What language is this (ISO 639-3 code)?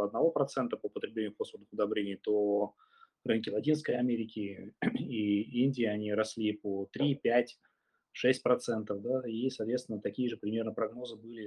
rus